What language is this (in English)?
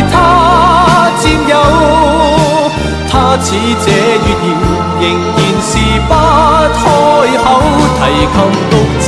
Chinese